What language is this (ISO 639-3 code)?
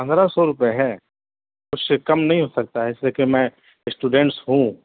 urd